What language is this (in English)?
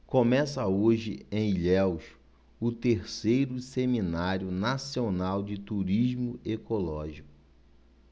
Portuguese